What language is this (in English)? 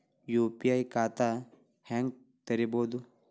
Kannada